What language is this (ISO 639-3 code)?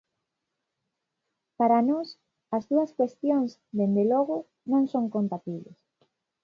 glg